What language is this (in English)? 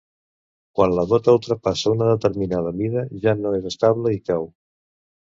Catalan